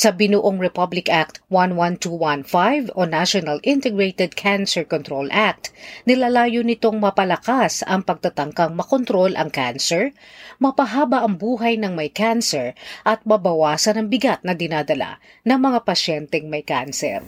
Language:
Filipino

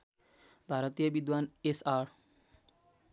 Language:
Nepali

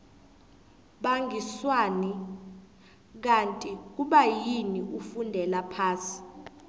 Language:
South Ndebele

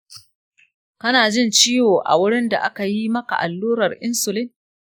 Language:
Hausa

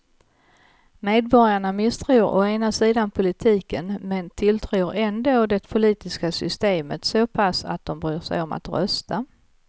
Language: Swedish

